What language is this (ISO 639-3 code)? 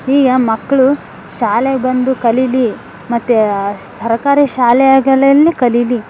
kan